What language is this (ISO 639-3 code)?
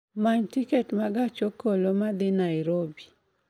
luo